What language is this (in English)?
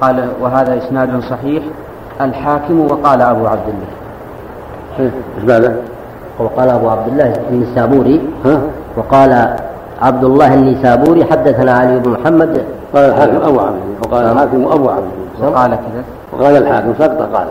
Arabic